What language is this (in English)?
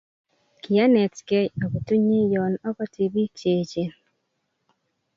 Kalenjin